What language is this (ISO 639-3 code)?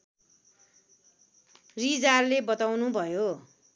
nep